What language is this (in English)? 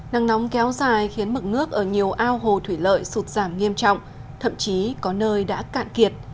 Vietnamese